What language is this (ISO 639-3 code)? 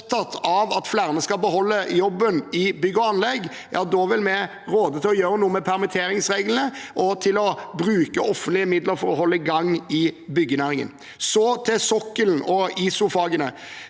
nor